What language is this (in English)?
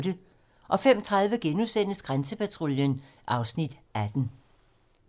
Danish